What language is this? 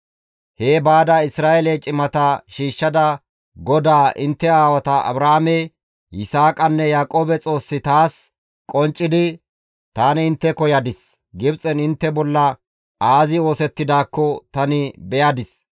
Gamo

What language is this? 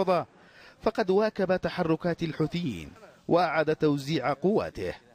Arabic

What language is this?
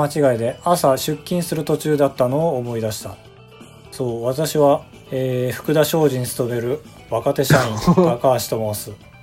Japanese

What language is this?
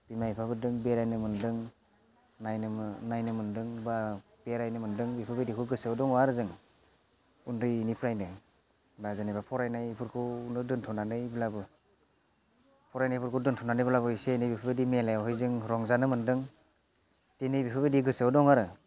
Bodo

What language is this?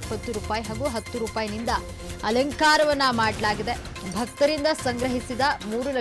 Arabic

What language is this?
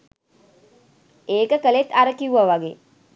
Sinhala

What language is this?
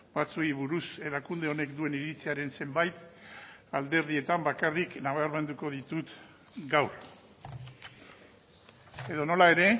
Basque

